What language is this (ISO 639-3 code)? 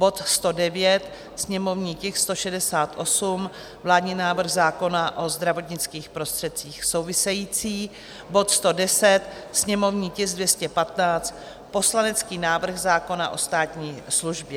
ces